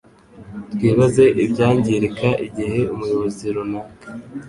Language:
Kinyarwanda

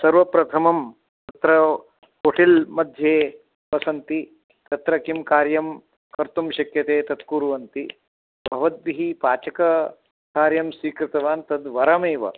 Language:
Sanskrit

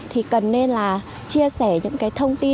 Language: Vietnamese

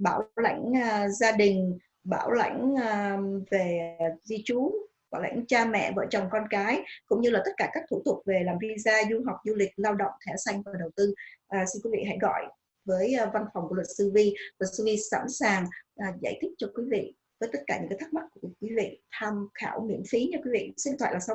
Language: Vietnamese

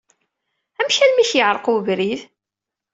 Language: Kabyle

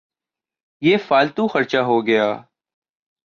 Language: Urdu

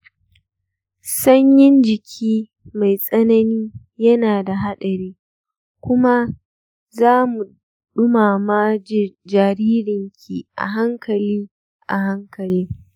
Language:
Hausa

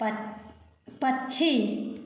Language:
Maithili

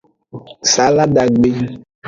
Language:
Aja (Benin)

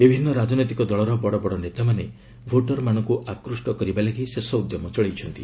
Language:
Odia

